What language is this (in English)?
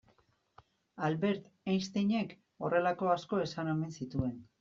Basque